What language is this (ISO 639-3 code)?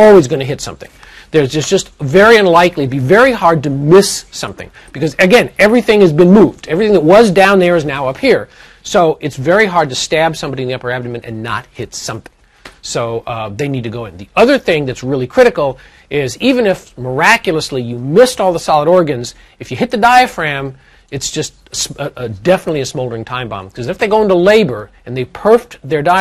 eng